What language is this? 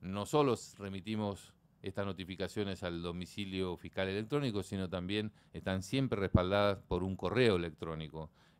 Spanish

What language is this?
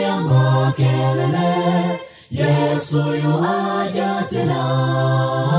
Swahili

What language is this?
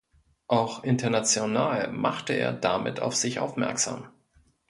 German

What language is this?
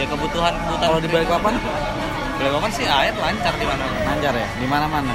Indonesian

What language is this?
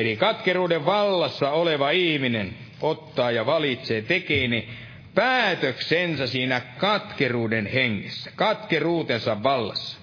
Finnish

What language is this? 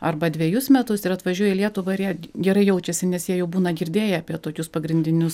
Lithuanian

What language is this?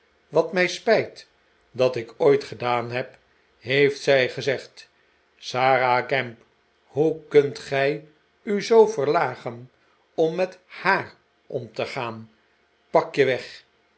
Dutch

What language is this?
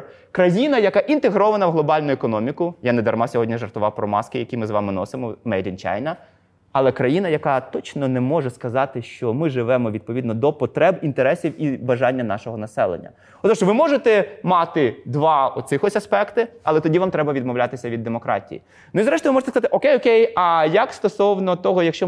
Ukrainian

